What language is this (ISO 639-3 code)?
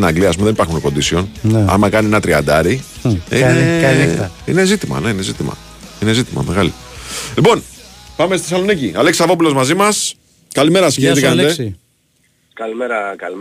ell